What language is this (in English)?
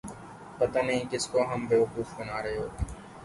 Urdu